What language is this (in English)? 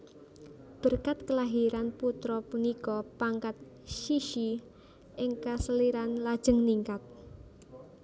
Javanese